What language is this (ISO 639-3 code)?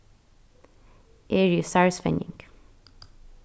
fao